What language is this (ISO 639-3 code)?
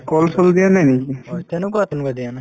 asm